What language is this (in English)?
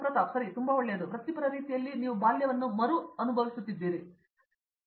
Kannada